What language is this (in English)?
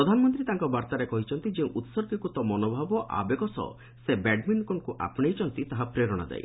Odia